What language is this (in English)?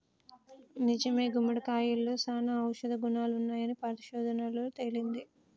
Telugu